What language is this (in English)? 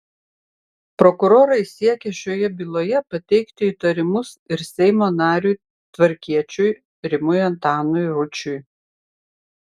Lithuanian